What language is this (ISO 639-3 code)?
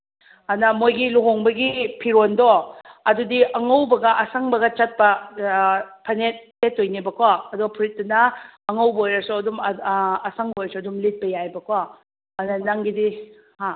mni